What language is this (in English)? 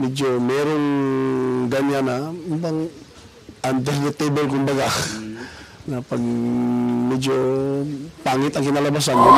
Filipino